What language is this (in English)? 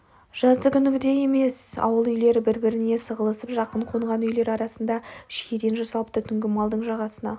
Kazakh